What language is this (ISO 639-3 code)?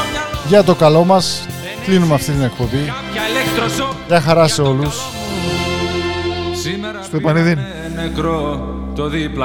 ell